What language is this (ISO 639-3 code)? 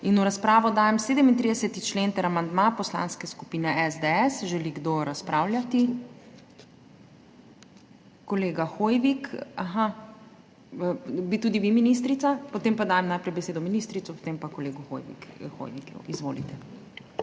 slv